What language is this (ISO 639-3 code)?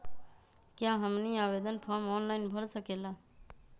mag